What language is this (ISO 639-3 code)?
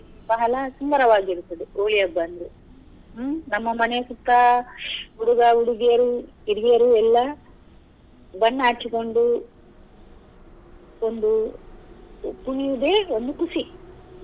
kan